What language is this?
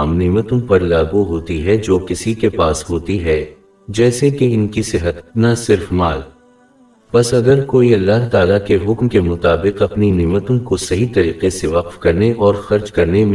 Urdu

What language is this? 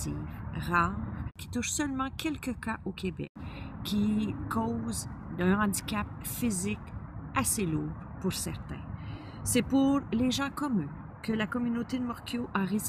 French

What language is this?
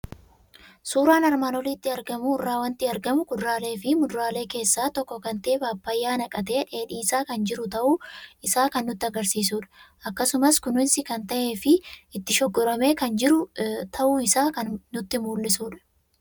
Oromo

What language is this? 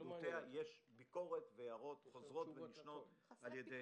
Hebrew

